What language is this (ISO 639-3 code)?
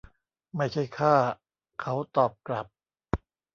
tha